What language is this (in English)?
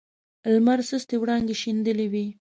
Pashto